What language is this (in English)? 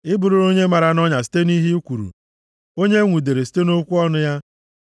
Igbo